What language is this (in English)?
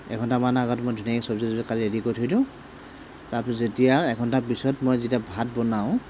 Assamese